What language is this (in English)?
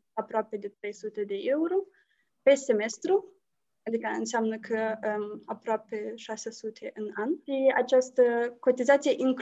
Romanian